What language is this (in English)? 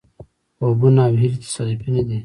Pashto